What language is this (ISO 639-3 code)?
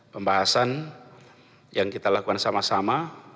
ind